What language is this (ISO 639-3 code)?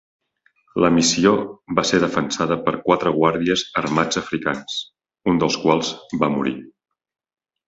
cat